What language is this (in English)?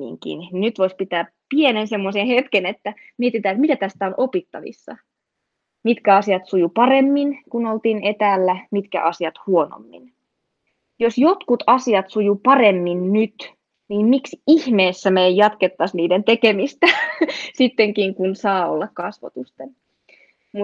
Finnish